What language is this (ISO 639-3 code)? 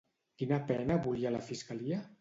cat